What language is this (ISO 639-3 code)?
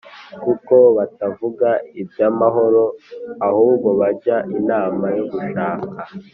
kin